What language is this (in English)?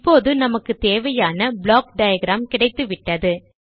Tamil